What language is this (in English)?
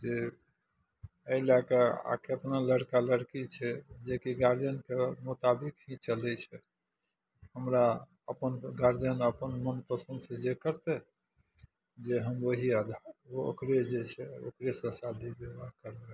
Maithili